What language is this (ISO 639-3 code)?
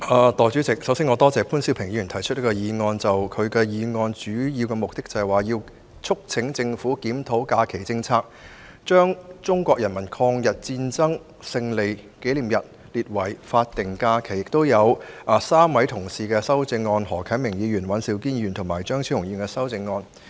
yue